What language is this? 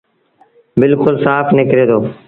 Sindhi Bhil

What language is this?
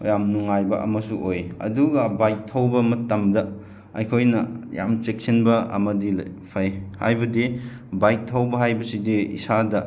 Manipuri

